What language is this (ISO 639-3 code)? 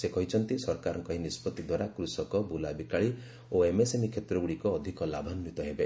ori